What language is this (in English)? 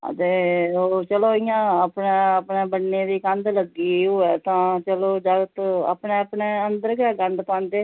Dogri